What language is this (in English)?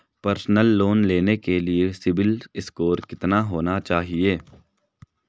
Hindi